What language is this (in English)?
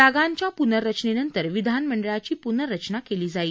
Marathi